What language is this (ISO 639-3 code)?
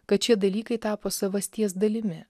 lit